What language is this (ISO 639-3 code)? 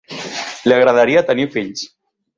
cat